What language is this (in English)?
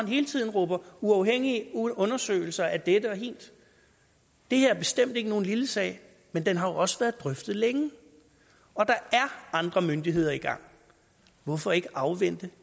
Danish